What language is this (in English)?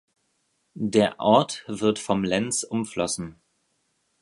German